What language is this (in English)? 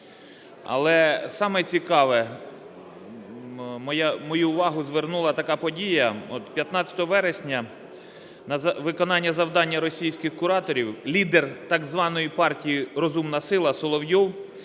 Ukrainian